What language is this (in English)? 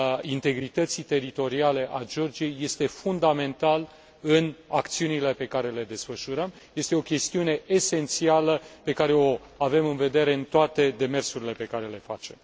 Romanian